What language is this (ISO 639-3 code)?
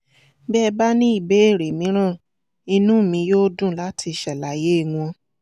yor